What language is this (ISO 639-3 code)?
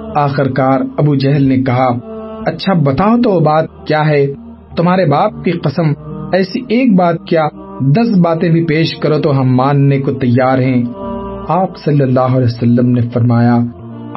urd